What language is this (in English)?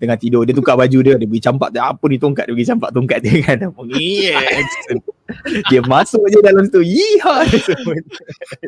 Malay